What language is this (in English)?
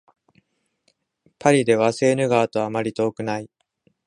Japanese